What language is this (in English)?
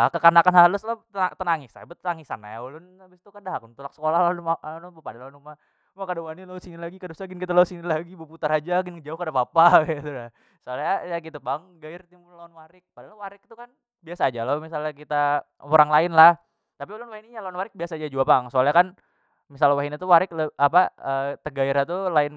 Banjar